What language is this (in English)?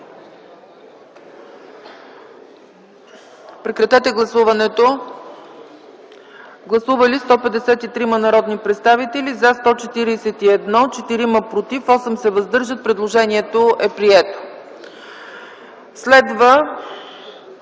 Bulgarian